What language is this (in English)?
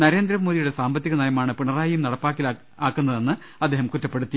Malayalam